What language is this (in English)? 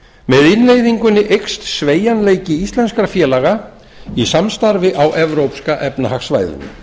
Icelandic